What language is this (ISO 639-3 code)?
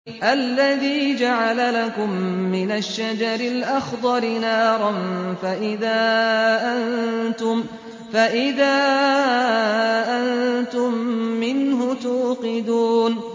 ara